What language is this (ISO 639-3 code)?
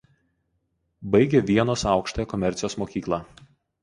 lit